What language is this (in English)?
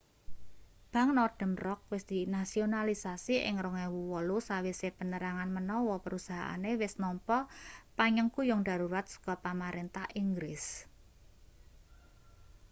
Javanese